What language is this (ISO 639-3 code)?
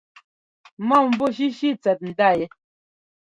jgo